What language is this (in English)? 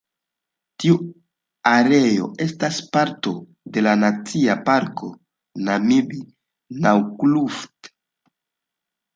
Esperanto